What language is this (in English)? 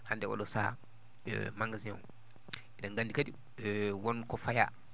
Fula